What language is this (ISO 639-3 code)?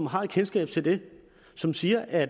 dan